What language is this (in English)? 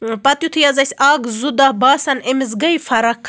Kashmiri